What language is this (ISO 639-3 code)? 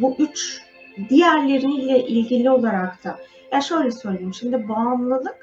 tur